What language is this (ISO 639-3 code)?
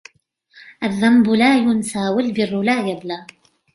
ara